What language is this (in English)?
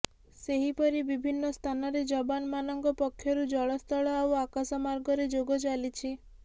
Odia